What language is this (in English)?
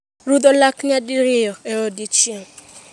Luo (Kenya and Tanzania)